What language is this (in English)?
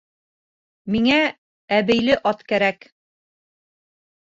Bashkir